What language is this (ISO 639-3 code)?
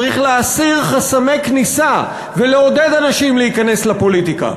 heb